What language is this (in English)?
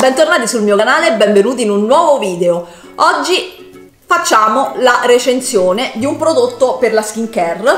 Italian